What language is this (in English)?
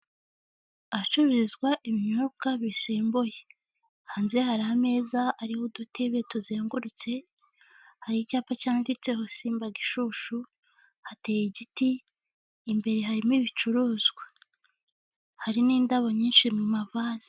Kinyarwanda